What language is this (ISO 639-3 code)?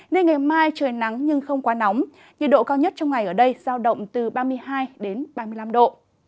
vie